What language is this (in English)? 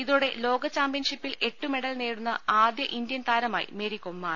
Malayalam